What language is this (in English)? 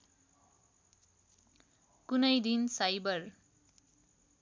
Nepali